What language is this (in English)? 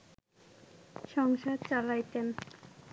Bangla